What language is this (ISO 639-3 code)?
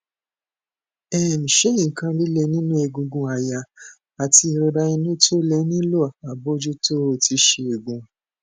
yor